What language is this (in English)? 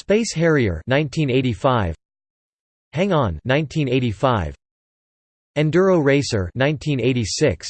English